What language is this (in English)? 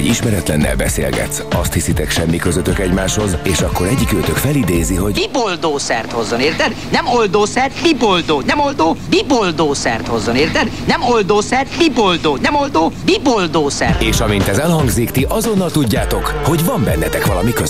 Hungarian